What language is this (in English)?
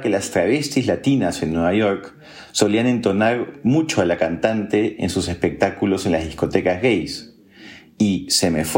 Spanish